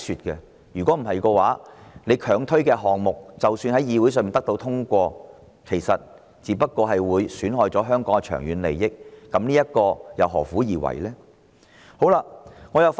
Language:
Cantonese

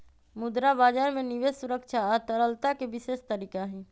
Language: Magahi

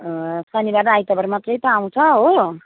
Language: Nepali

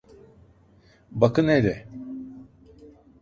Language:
Turkish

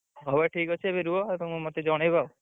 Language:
Odia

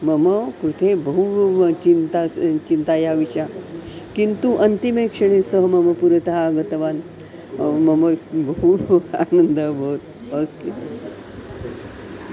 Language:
Sanskrit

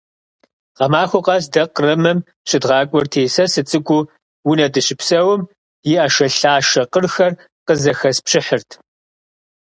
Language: Kabardian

